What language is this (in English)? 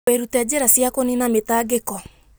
Kikuyu